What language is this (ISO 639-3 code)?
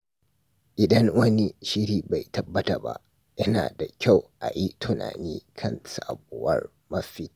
hau